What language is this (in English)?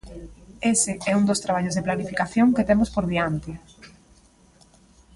Galician